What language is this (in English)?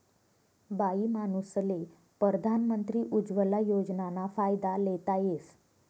Marathi